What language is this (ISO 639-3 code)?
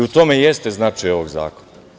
srp